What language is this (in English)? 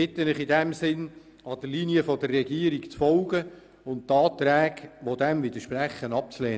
Swiss German